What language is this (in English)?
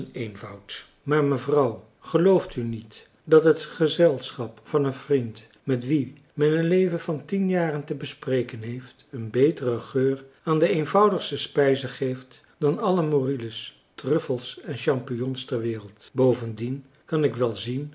Dutch